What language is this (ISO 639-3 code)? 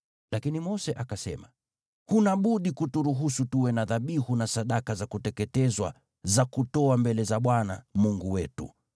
swa